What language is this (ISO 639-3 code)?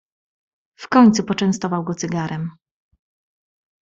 pol